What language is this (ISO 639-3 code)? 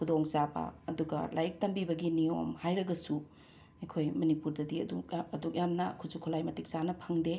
mni